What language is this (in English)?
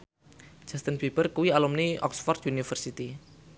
Javanese